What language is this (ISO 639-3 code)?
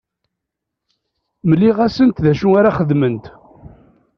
kab